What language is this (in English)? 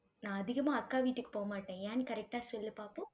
Tamil